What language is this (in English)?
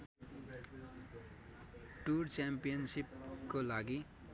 Nepali